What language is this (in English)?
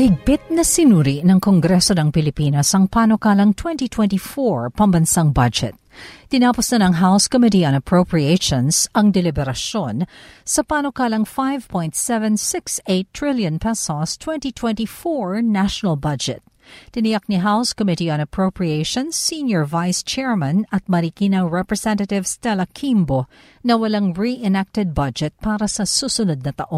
Filipino